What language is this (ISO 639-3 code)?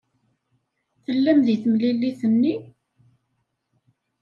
kab